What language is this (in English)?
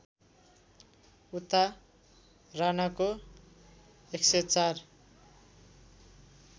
Nepali